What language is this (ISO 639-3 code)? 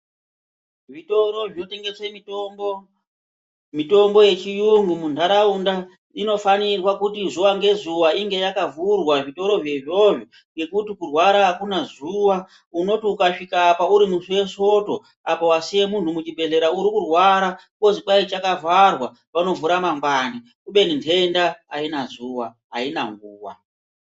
ndc